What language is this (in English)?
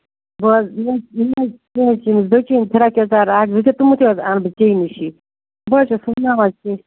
Kashmiri